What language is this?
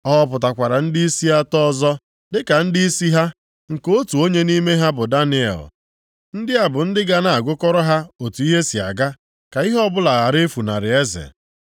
Igbo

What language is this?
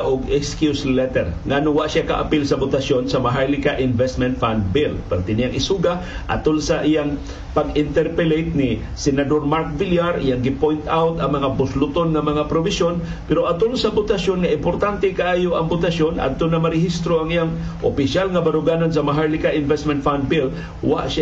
Filipino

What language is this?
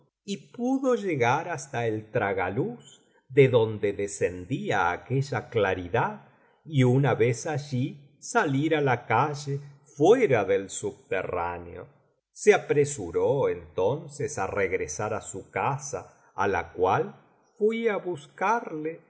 Spanish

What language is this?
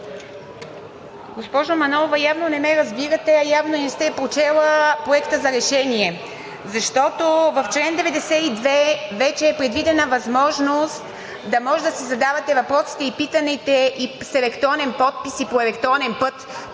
Bulgarian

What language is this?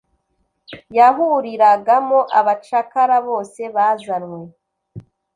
Kinyarwanda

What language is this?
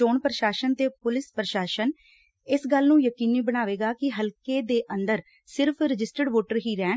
Punjabi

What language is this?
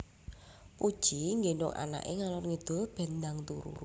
Javanese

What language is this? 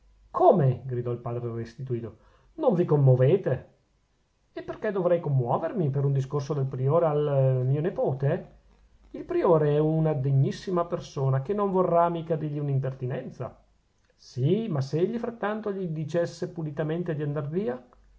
Italian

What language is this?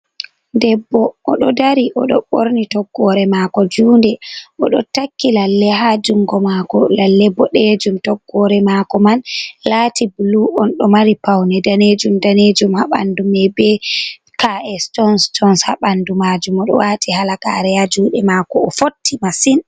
Fula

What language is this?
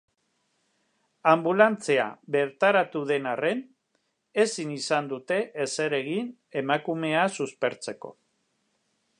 Basque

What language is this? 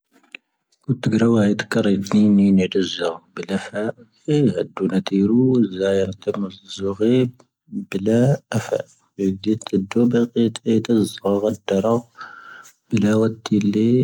Tahaggart Tamahaq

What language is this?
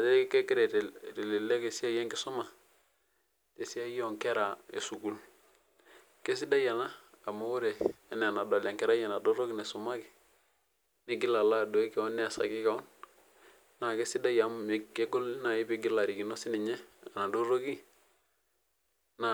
Masai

